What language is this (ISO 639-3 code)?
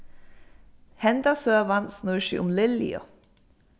fao